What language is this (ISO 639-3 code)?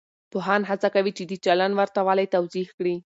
pus